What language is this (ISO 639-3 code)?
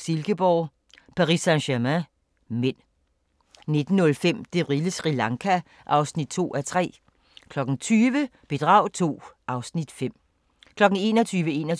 dan